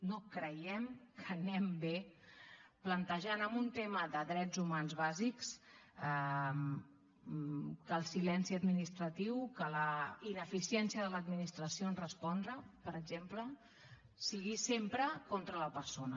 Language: Catalan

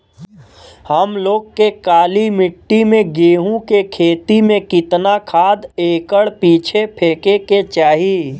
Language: Bhojpuri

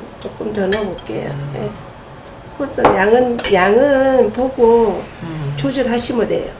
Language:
Korean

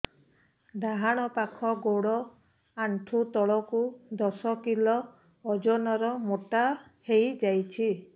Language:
Odia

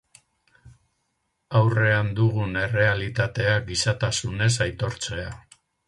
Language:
Basque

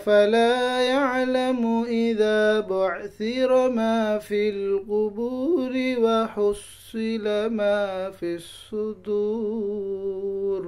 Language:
Arabic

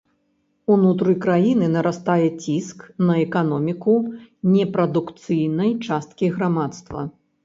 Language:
Belarusian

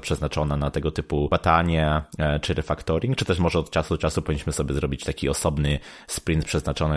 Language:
Polish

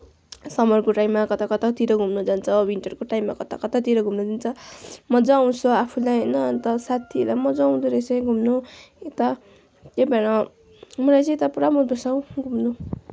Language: Nepali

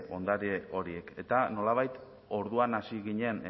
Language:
Basque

